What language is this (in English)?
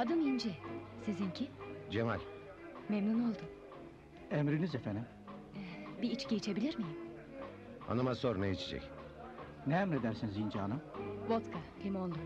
Turkish